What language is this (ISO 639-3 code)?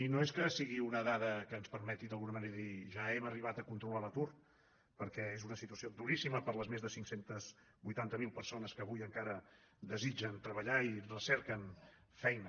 cat